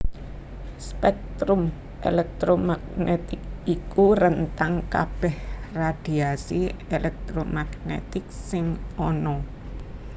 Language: Javanese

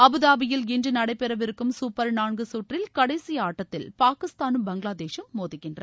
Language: Tamil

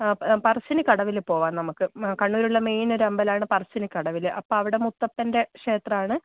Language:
Malayalam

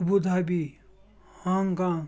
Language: Kashmiri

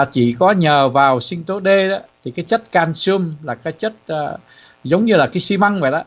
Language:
Vietnamese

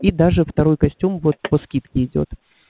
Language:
Russian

